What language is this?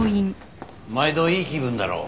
Japanese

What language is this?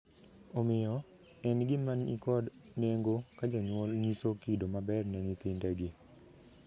Luo (Kenya and Tanzania)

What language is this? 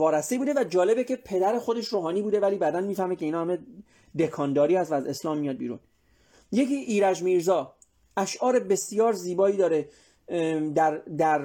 Persian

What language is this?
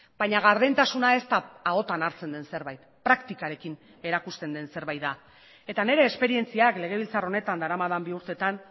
Basque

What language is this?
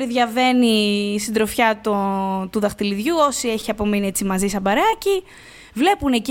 Greek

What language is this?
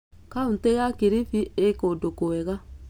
Kikuyu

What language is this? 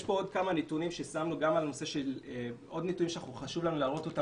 Hebrew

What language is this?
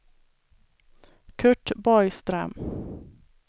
Swedish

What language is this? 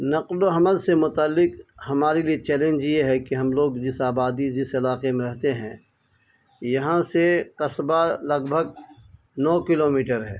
Urdu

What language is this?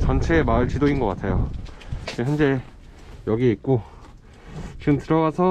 Korean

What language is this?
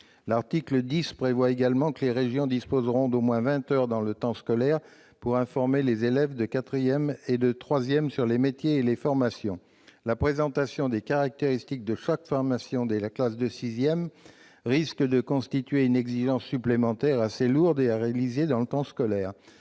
French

